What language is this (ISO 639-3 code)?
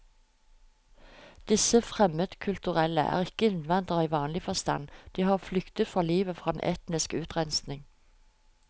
nor